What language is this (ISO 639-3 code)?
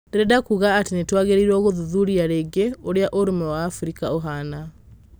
kik